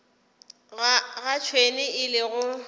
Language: Northern Sotho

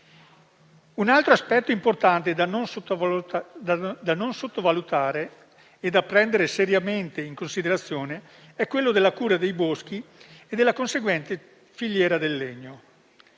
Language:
Italian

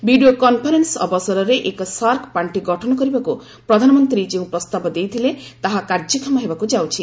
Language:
Odia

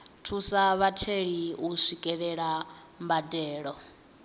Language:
Venda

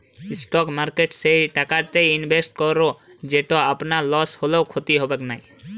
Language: Bangla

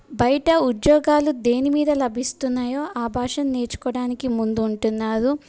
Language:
Telugu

